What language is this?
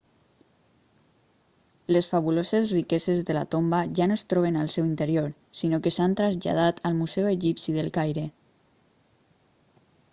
Catalan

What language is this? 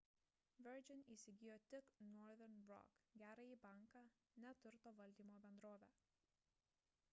Lithuanian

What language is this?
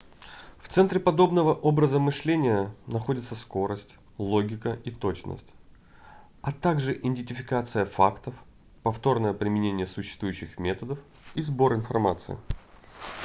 Russian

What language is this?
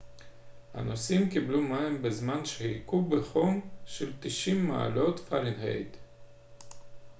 Hebrew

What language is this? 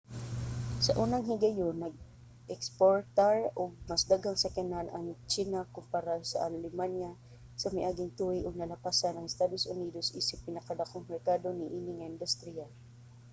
Cebuano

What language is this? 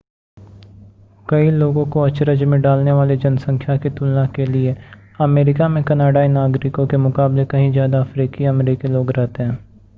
Hindi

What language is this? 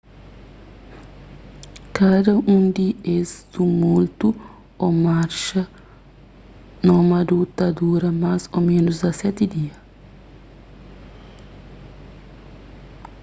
Kabuverdianu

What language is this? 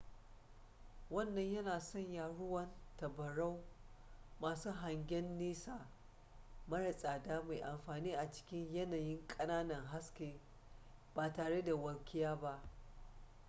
Hausa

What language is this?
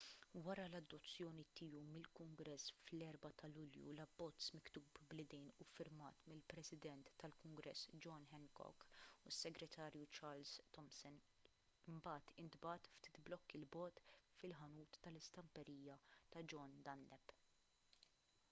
Maltese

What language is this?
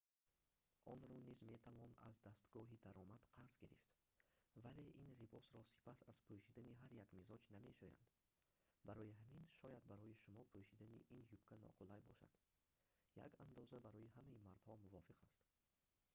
Tajik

